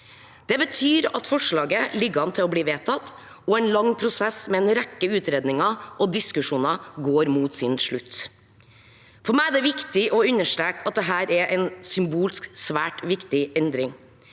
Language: Norwegian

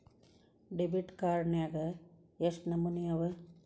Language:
Kannada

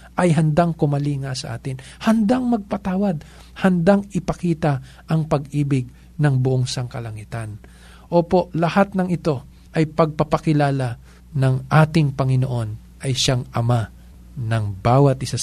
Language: Filipino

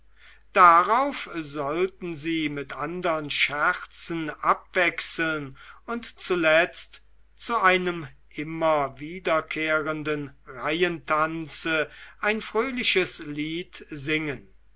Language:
German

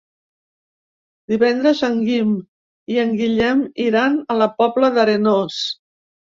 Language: Catalan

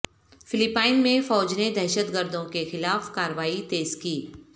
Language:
Urdu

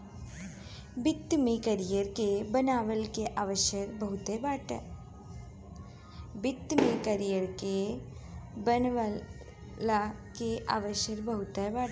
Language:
Bhojpuri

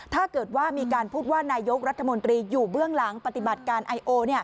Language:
Thai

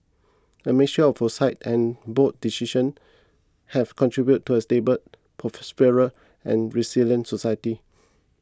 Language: English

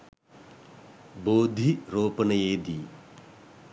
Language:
Sinhala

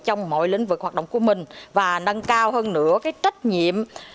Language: Vietnamese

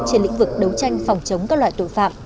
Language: Vietnamese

